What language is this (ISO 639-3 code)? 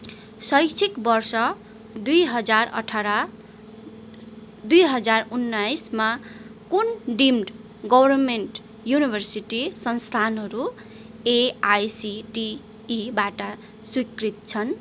nep